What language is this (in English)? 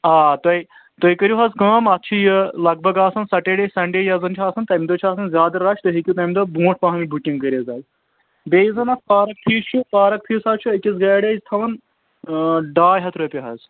Kashmiri